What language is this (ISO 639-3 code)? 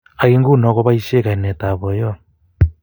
kln